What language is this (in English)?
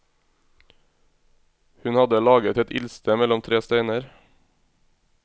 Norwegian